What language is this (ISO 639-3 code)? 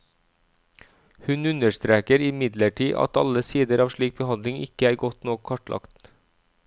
nor